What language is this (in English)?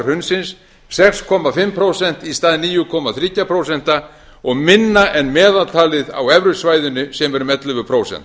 Icelandic